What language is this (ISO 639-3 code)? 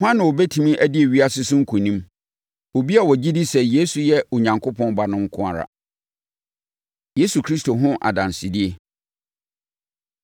aka